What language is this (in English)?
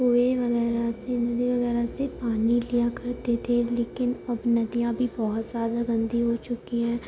Urdu